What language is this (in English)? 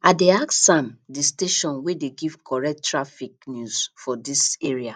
Nigerian Pidgin